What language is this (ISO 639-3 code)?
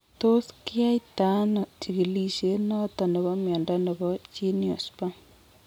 kln